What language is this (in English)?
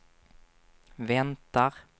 Swedish